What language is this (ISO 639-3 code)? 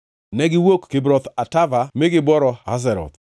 luo